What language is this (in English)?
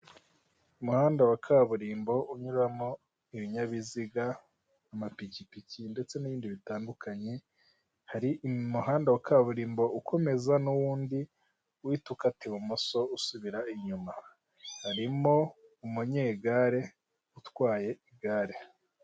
Kinyarwanda